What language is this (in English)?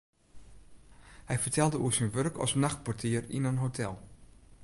Western Frisian